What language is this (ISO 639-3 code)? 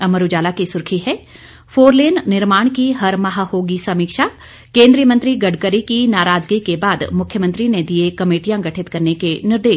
hin